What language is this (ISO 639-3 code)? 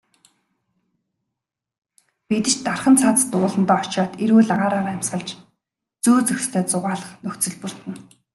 mon